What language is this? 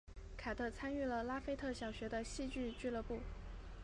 Chinese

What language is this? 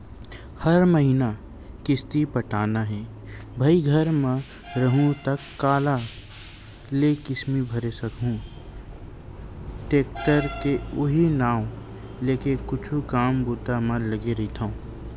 Chhattisgarhi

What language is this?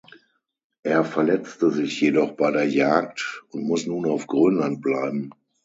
German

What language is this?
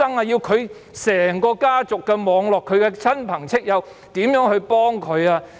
Cantonese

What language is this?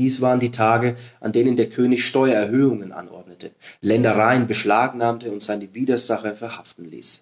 German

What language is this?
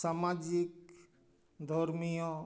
Santali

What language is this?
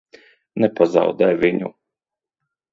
Latvian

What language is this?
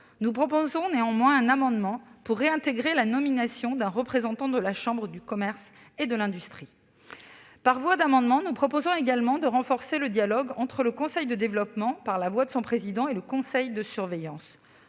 French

